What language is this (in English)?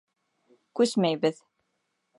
Bashkir